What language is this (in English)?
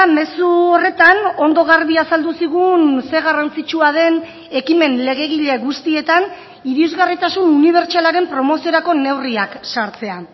Basque